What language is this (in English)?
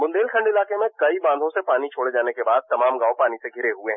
Hindi